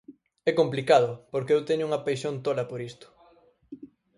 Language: Galician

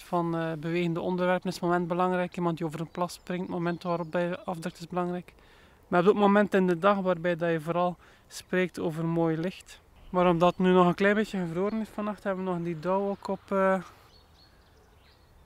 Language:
Dutch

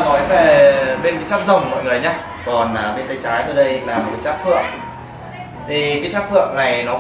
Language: Vietnamese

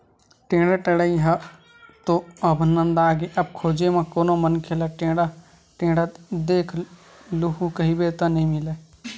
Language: Chhattisgarhi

